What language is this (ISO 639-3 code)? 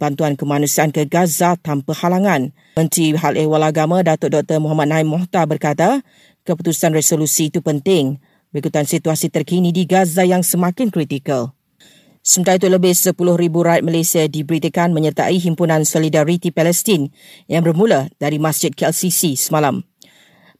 msa